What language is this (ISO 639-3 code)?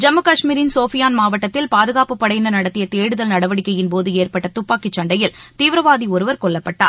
tam